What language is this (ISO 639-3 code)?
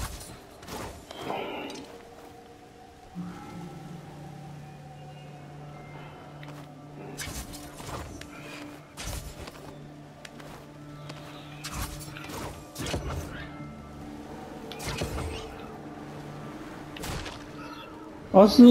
hun